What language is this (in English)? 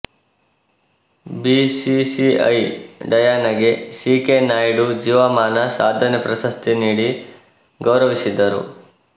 Kannada